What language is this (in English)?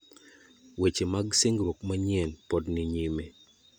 Luo (Kenya and Tanzania)